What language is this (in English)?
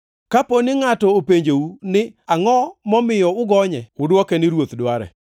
Luo (Kenya and Tanzania)